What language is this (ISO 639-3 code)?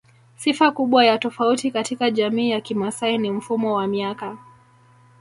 swa